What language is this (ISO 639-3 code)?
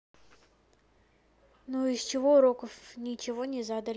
rus